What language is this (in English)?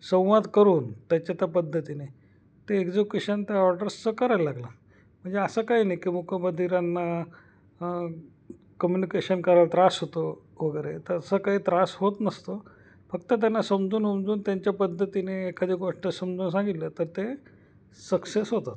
Marathi